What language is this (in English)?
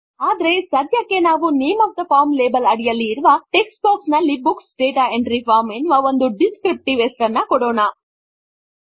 Kannada